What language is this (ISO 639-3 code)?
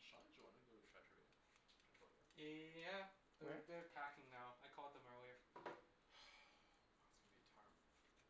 eng